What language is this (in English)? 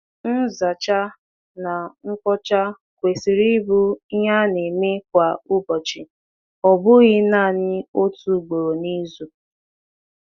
Igbo